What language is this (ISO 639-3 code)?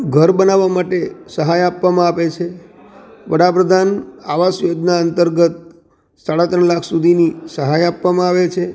guj